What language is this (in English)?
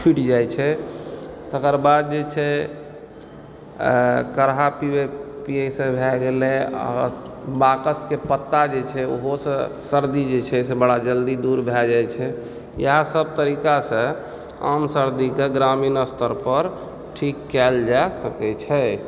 Maithili